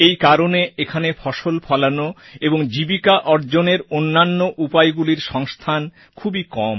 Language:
Bangla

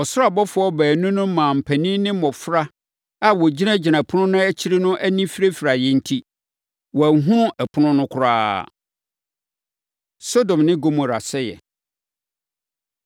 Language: Akan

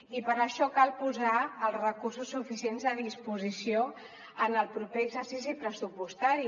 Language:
Catalan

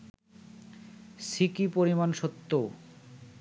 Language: Bangla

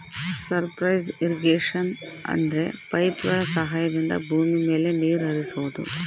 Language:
Kannada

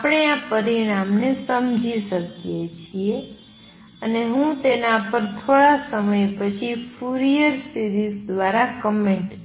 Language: Gujarati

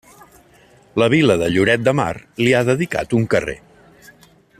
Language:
Catalan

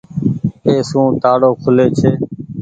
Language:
Goaria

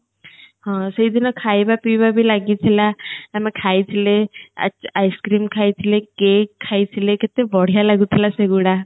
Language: Odia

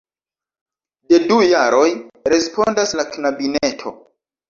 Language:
Esperanto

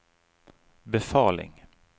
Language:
Norwegian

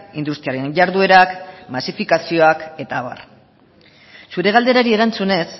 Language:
Basque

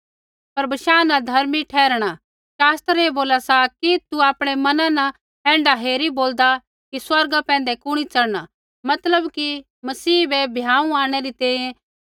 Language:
Kullu Pahari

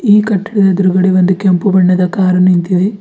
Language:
Kannada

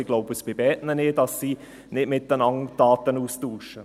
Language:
Swiss German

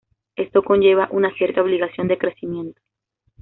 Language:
Spanish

